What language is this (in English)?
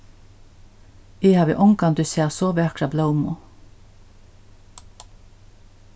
Faroese